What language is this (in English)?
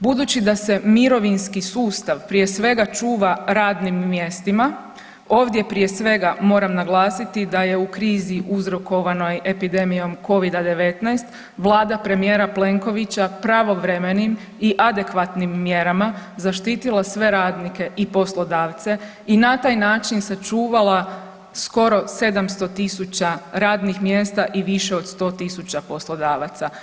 Croatian